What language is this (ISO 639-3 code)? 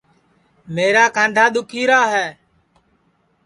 ssi